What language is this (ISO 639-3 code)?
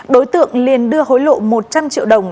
vie